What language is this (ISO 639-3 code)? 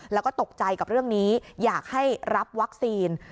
tha